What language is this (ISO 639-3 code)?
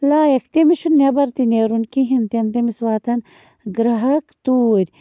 kas